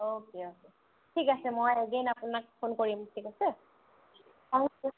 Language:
Assamese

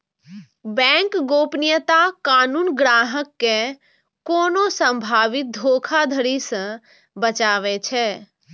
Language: Maithili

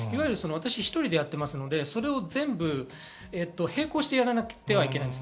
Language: Japanese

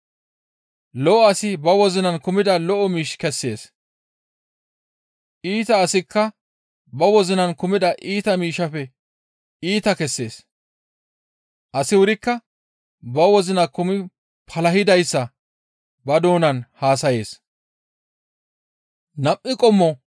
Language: Gamo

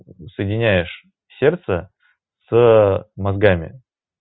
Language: Russian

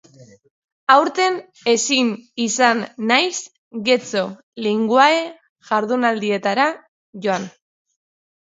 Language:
Basque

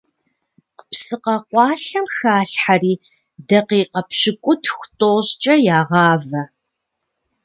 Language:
Kabardian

